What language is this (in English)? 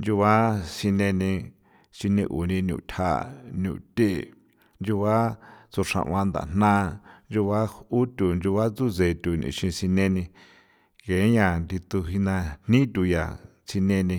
San Felipe Otlaltepec Popoloca